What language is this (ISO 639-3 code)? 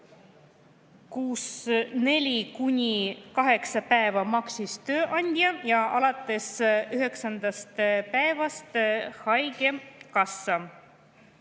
est